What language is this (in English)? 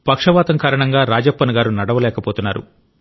Telugu